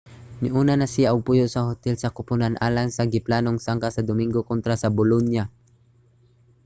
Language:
Cebuano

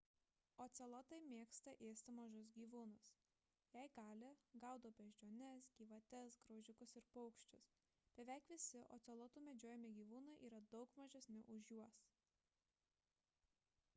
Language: Lithuanian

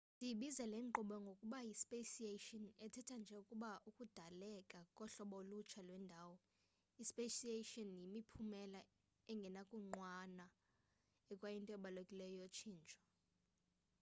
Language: Xhosa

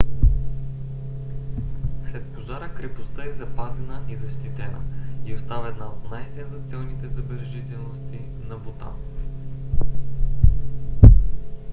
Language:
Bulgarian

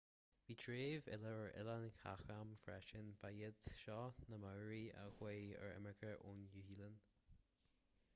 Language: Irish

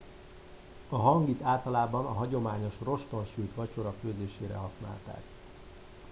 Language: Hungarian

